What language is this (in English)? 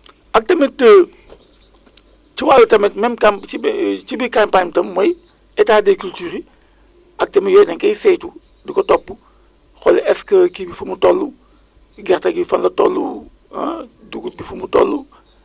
Wolof